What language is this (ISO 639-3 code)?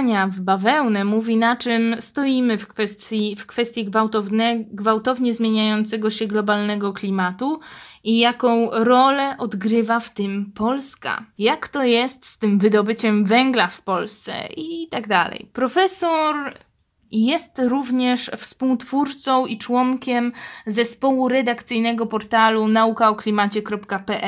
pol